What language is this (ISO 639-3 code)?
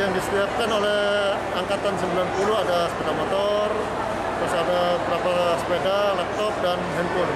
ind